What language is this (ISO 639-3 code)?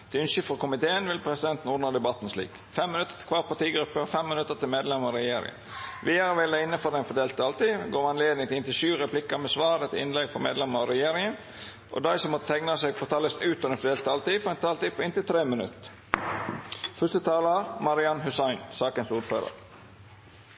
nno